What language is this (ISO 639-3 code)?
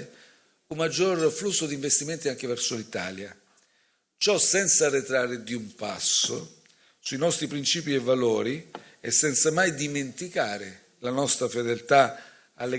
ita